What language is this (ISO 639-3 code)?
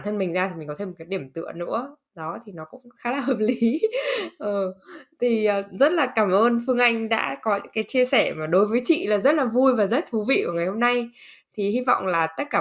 vie